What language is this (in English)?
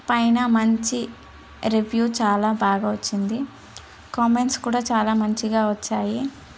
Telugu